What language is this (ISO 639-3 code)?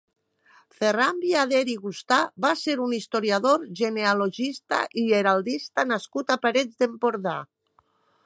cat